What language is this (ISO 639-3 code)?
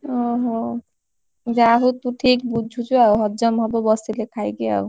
ori